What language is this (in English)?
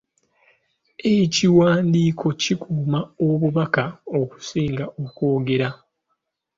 Ganda